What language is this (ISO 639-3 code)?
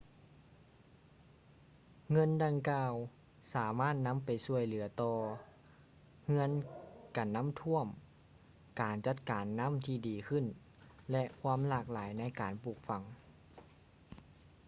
lao